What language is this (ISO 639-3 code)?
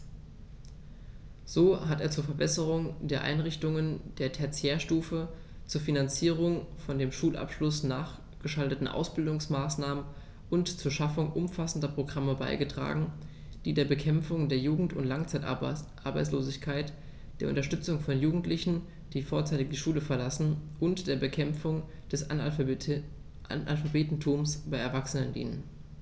deu